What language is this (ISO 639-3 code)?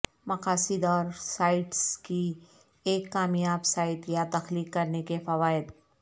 urd